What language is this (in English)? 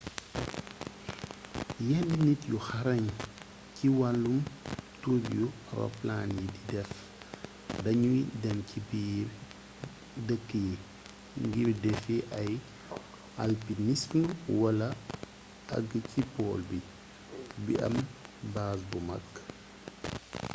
Wolof